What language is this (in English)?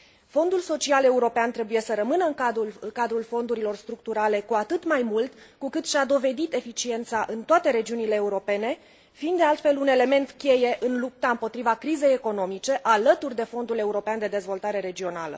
Romanian